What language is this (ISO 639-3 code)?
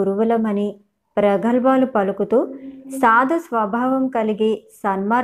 tel